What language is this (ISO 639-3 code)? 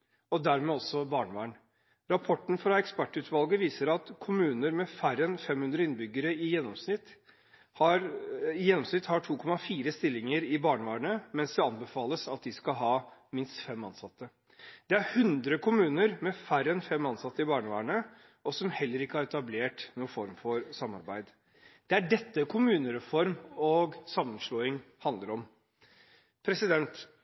nob